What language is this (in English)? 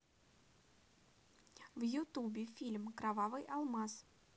Russian